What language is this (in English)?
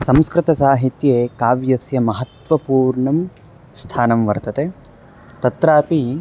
Sanskrit